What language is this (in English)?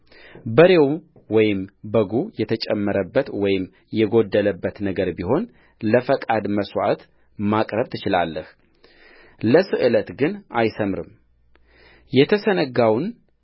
Amharic